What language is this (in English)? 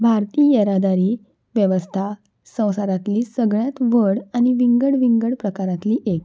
Konkani